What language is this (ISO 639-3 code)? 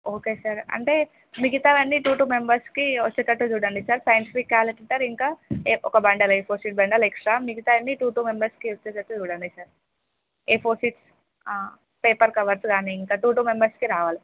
tel